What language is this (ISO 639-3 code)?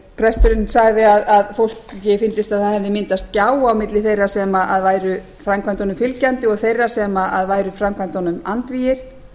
isl